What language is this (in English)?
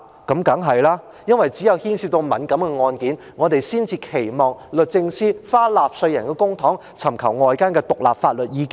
Cantonese